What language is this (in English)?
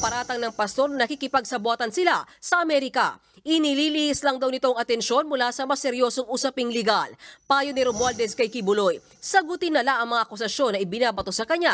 Filipino